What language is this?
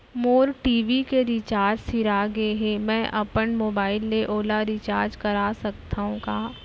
Chhattisgarhi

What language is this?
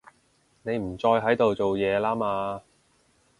Cantonese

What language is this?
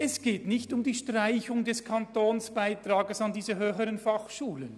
Swiss German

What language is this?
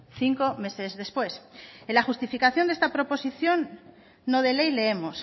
Spanish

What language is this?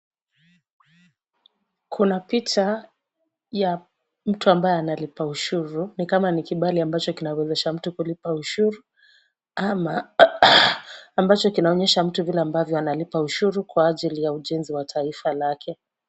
Swahili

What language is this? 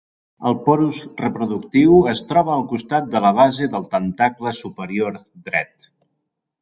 Catalan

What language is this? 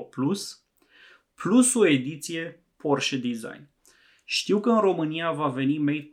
Romanian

